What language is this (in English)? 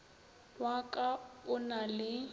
Northern Sotho